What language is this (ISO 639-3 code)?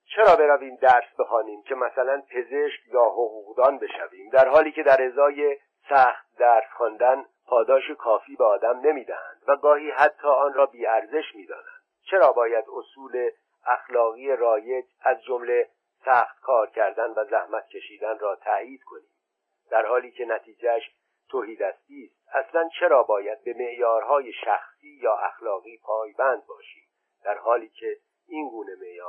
fas